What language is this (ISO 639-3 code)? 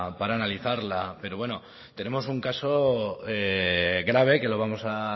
spa